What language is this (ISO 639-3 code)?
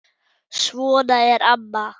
isl